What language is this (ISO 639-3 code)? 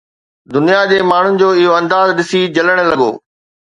snd